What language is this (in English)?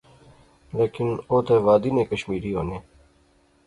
Pahari-Potwari